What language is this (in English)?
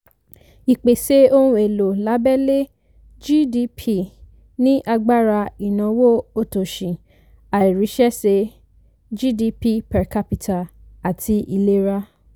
Yoruba